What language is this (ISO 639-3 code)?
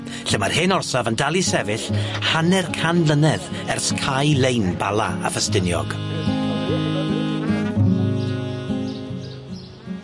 cym